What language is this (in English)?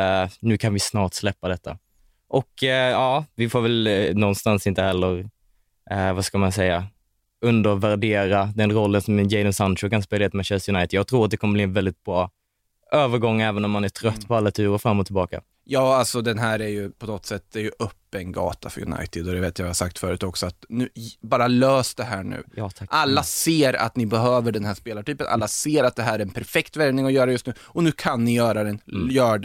Swedish